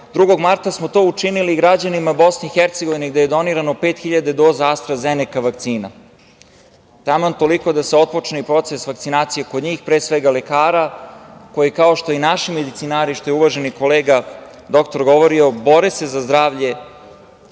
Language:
Serbian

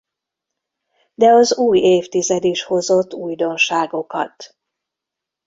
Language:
Hungarian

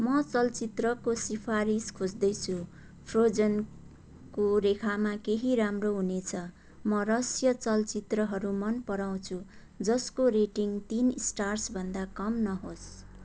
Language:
Nepali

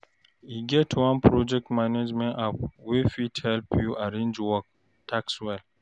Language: Nigerian Pidgin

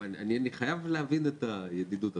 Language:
Hebrew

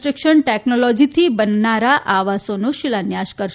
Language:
Gujarati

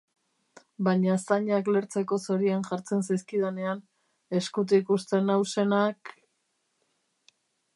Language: Basque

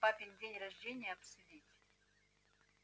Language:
Russian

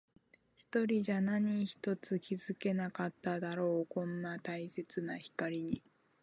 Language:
Japanese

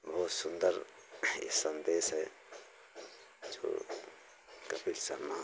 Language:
Hindi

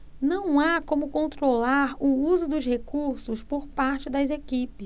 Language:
Portuguese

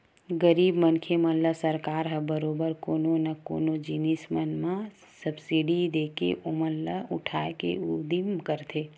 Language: Chhattisgarhi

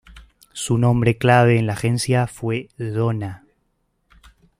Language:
Spanish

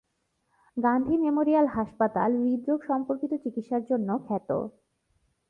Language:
Bangla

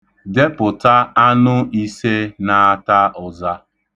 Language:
Igbo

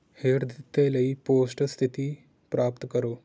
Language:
Punjabi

